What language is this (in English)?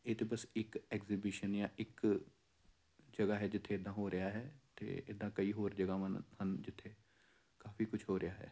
Punjabi